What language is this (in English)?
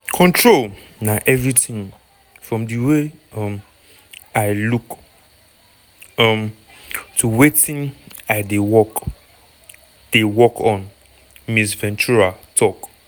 Nigerian Pidgin